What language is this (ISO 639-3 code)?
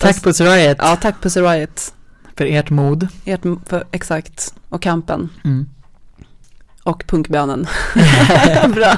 swe